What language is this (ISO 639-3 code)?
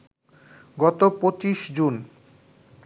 ben